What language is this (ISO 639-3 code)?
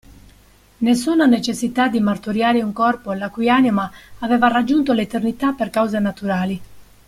ita